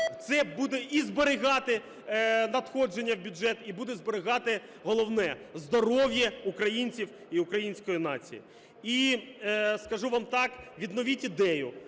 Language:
Ukrainian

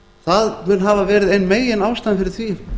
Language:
Icelandic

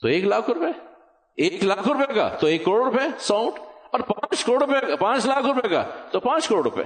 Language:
Urdu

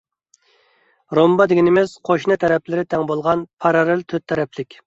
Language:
Uyghur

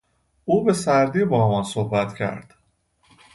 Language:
Persian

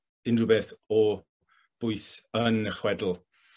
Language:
Welsh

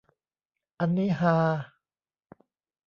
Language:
Thai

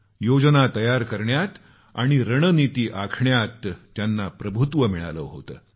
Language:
Marathi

